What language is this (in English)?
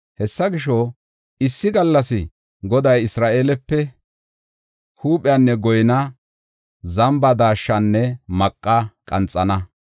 Gofa